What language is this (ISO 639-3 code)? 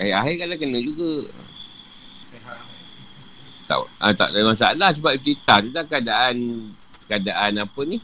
msa